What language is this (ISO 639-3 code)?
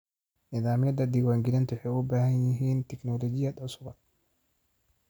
som